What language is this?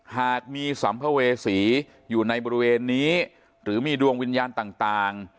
Thai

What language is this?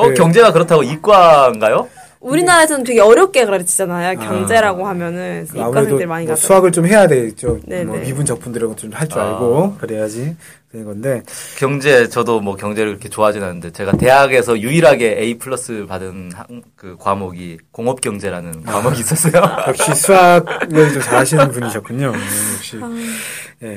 Korean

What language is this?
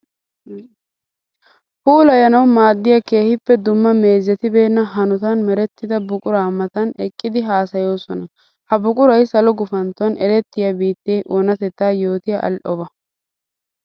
Wolaytta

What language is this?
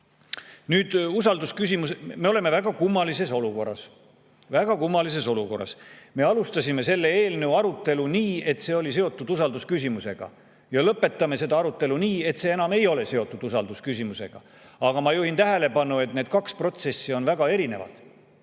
Estonian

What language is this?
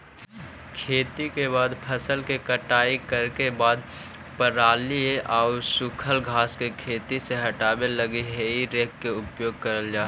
Magahi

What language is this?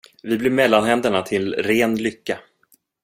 Swedish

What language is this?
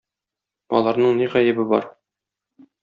Tatar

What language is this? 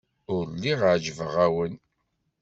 Kabyle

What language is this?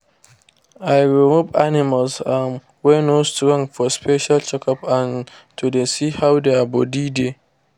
Nigerian Pidgin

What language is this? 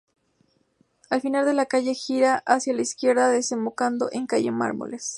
Spanish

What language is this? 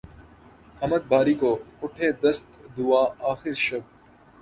Urdu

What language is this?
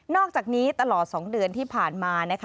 Thai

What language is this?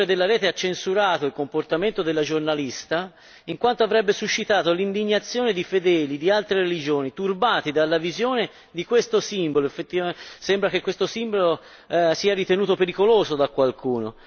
Italian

